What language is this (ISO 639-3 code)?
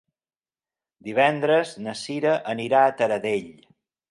cat